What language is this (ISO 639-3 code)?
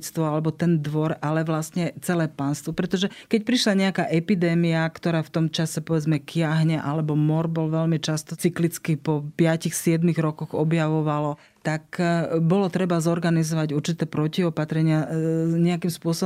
slk